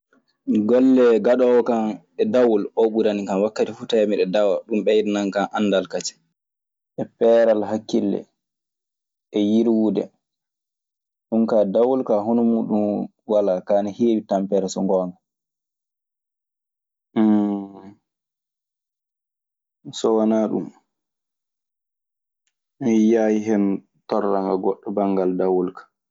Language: Maasina Fulfulde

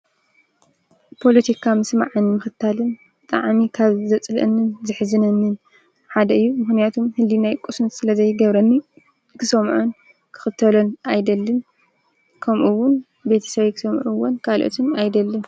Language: Tigrinya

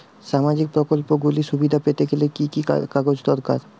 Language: Bangla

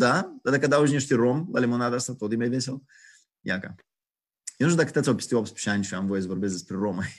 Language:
Romanian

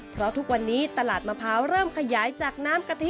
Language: Thai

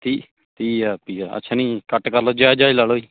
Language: Punjabi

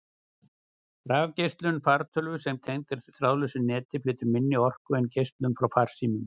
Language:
Icelandic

